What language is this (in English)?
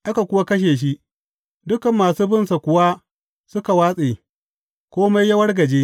Hausa